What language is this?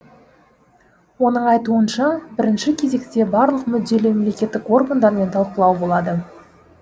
Kazakh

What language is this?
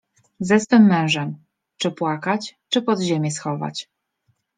Polish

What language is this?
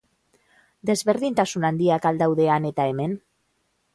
Basque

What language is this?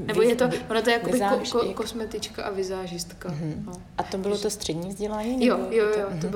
Czech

